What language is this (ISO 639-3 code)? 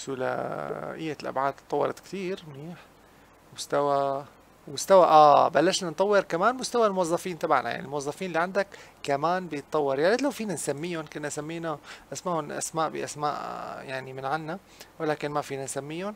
ara